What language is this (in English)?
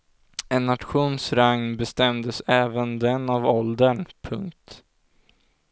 Swedish